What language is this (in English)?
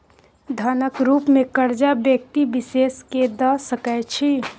Maithili